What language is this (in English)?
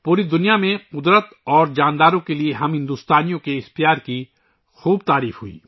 Urdu